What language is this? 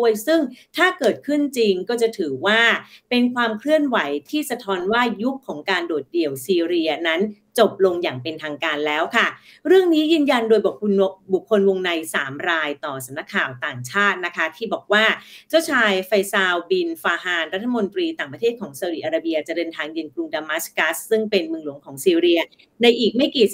Thai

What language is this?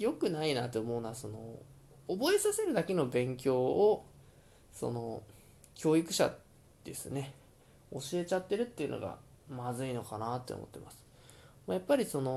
Japanese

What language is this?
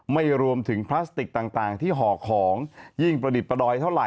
Thai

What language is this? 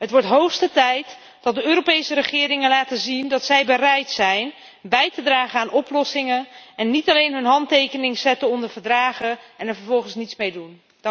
Dutch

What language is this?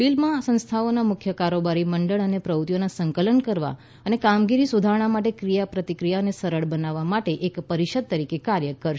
Gujarati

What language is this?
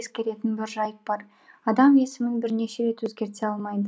Kazakh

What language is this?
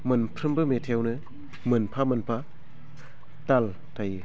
Bodo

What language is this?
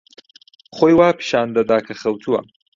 Central Kurdish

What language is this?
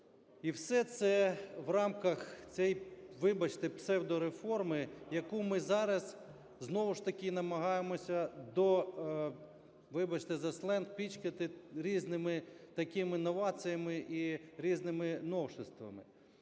Ukrainian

